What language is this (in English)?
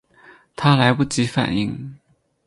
Chinese